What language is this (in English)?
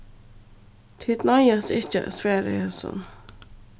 Faroese